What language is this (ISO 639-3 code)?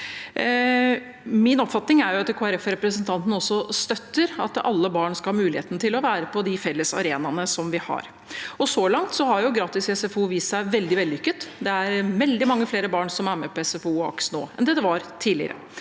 nor